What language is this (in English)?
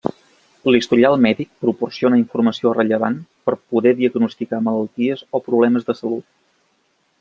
Catalan